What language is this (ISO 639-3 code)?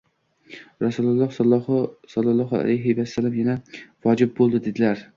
uzb